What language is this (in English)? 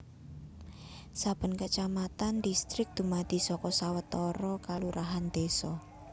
Javanese